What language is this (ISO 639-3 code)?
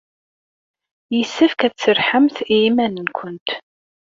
kab